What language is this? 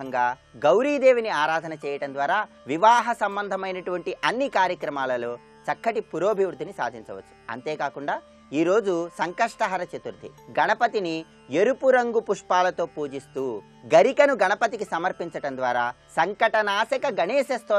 Romanian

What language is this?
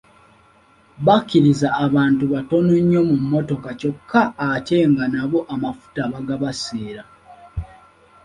Ganda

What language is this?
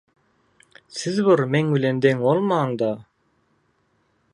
Turkmen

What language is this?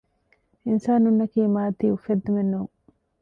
Divehi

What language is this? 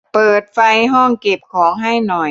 Thai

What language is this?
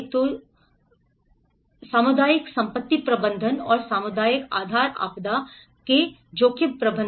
Hindi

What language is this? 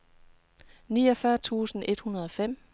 Danish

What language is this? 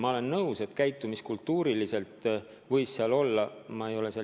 Estonian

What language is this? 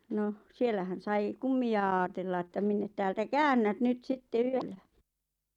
Finnish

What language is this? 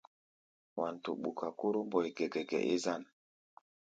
Gbaya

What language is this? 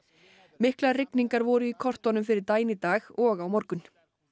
Icelandic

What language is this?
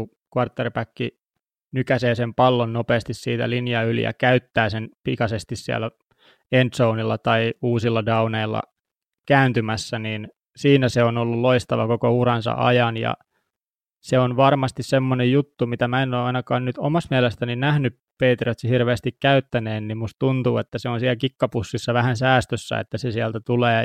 Finnish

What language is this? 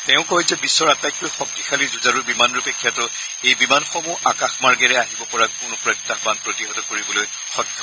Assamese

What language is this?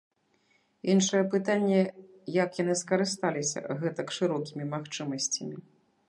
Belarusian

